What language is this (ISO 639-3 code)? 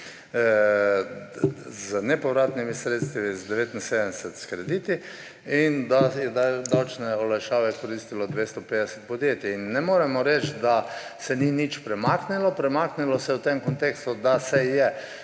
slv